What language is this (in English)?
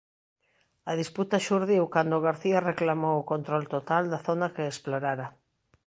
Galician